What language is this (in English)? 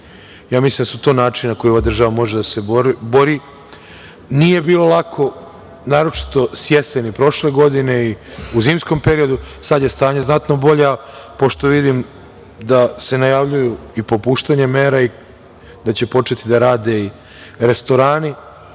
Serbian